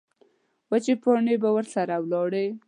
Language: Pashto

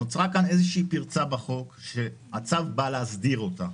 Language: Hebrew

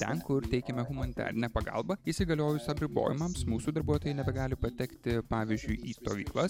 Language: Lithuanian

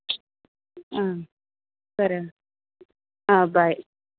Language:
Kannada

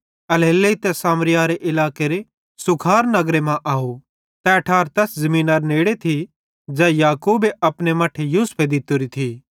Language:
Bhadrawahi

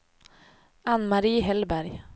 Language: Swedish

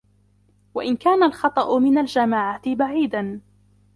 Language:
Arabic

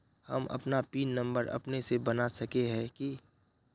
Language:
Magahi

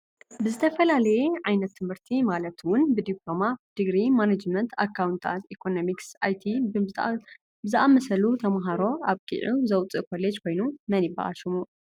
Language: Tigrinya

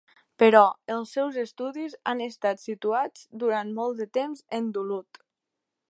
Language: Catalan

